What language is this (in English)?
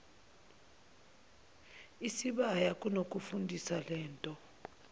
Zulu